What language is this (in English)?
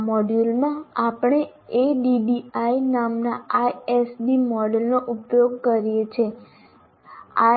Gujarati